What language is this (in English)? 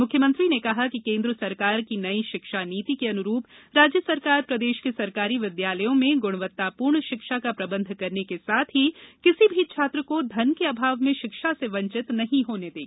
Hindi